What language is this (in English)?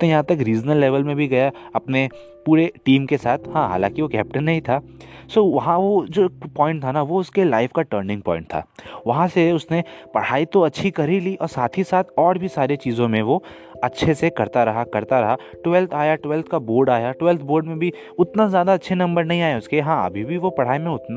Hindi